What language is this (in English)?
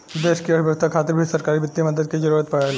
Bhojpuri